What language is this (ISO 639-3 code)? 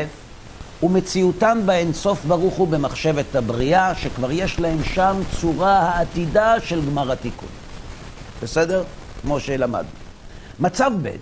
heb